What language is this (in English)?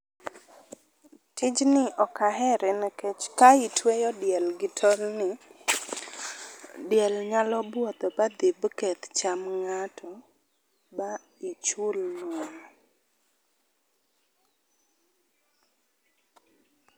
Luo (Kenya and Tanzania)